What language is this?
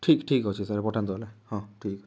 Odia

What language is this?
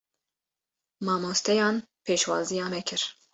Kurdish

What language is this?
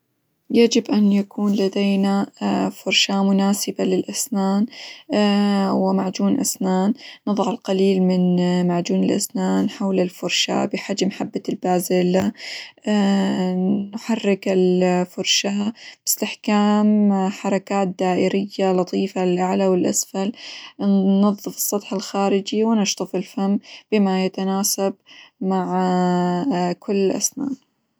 Hijazi Arabic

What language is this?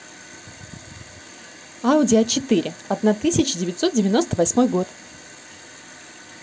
Russian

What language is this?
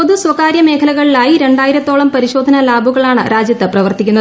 Malayalam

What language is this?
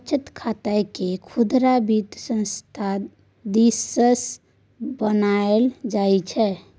Maithili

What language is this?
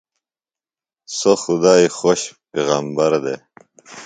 Phalura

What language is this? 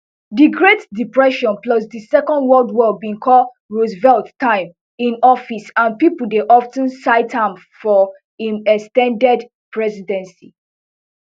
Nigerian Pidgin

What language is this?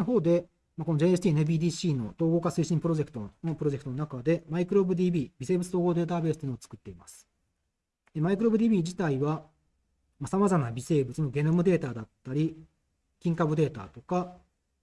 Japanese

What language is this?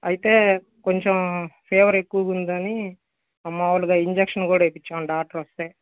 Telugu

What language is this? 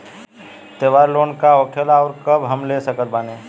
Bhojpuri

